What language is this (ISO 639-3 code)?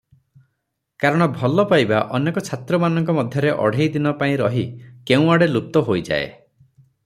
ori